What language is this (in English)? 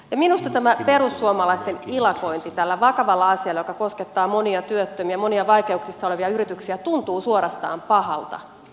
Finnish